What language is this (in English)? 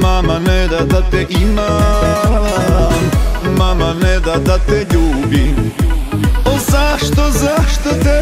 Romanian